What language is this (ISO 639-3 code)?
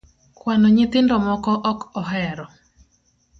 luo